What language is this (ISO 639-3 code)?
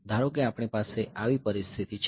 guj